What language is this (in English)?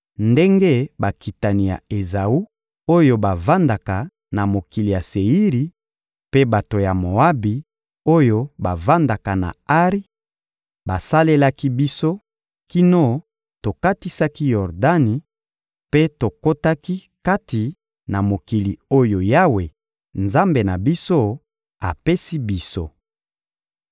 Lingala